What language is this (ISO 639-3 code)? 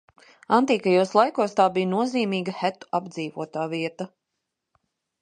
lav